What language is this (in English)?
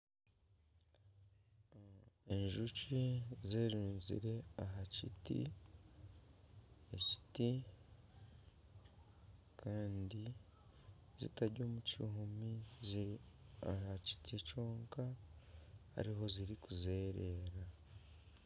Nyankole